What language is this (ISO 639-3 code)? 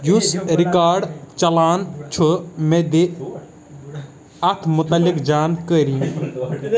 kas